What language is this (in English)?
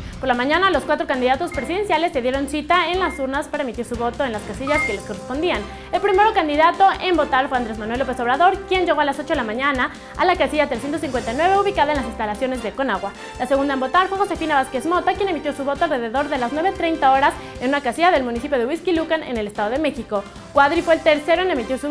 Spanish